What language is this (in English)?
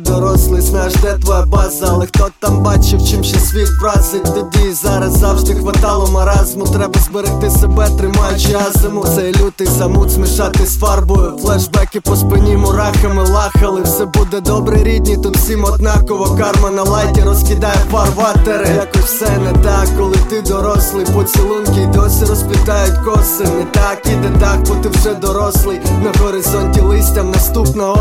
Ukrainian